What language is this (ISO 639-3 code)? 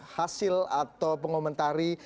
ind